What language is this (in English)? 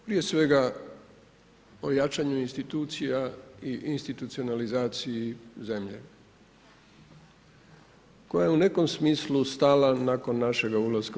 Croatian